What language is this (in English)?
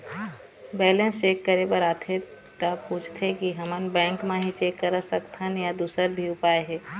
Chhattisgarhi